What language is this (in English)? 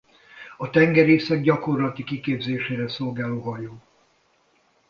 Hungarian